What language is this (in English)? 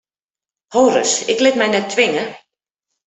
Western Frisian